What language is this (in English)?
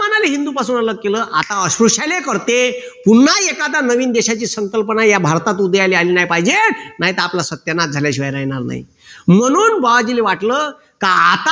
Marathi